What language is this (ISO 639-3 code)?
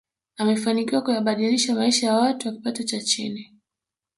swa